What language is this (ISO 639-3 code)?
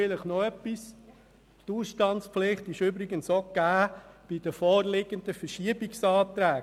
gsw